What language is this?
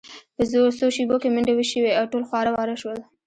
Pashto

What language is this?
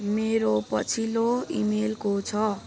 Nepali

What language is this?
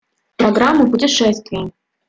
Russian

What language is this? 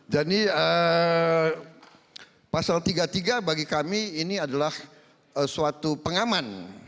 Indonesian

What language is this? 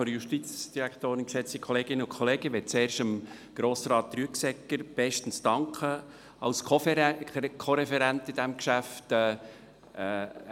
Swiss German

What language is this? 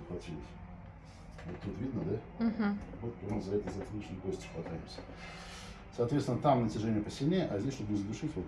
Russian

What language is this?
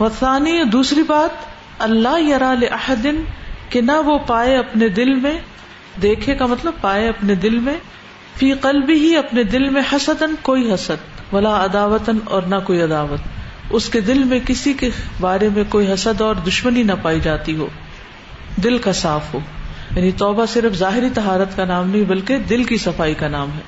Urdu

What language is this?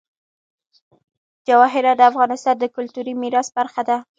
Pashto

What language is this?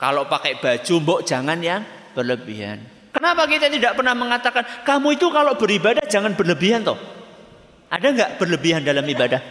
Indonesian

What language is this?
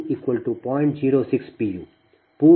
Kannada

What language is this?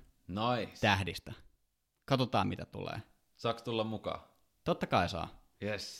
Finnish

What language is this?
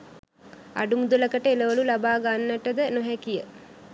Sinhala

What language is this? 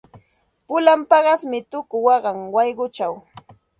Santa Ana de Tusi Pasco Quechua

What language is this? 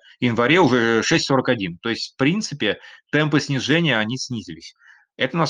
Russian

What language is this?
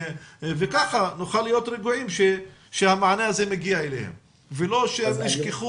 Hebrew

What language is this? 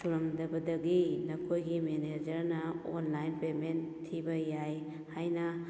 Manipuri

